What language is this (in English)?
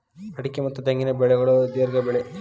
Kannada